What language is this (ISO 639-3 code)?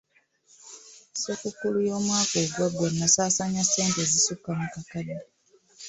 lug